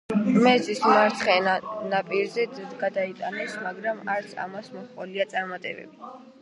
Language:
Georgian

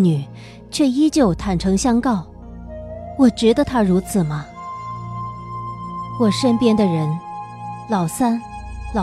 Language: Chinese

